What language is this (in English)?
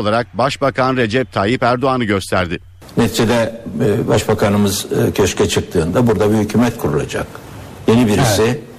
Turkish